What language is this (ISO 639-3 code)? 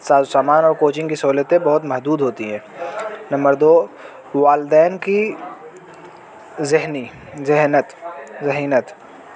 urd